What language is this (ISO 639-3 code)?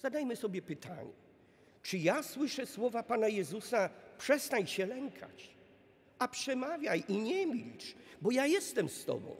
pol